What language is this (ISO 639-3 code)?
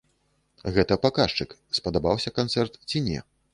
bel